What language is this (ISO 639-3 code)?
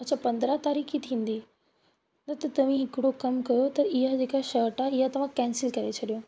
snd